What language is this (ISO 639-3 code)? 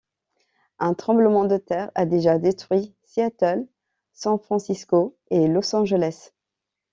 fra